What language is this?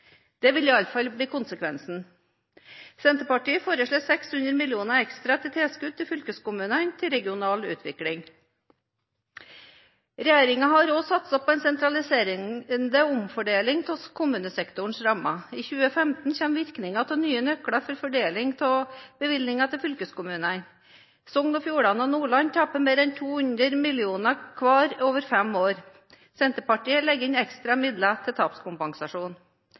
Norwegian Bokmål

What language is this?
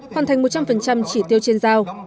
Vietnamese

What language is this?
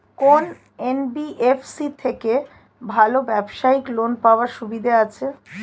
Bangla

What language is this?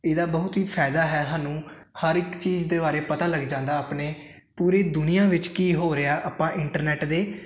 Punjabi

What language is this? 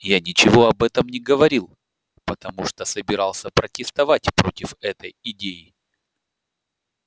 Russian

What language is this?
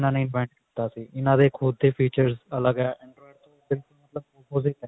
Punjabi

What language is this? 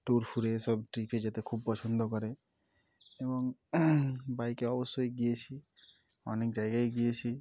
Bangla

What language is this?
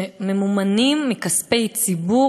Hebrew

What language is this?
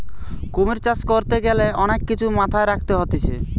Bangla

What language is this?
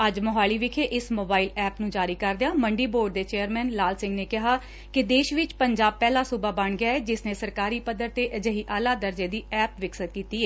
Punjabi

